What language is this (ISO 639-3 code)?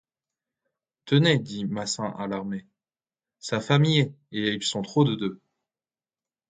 fra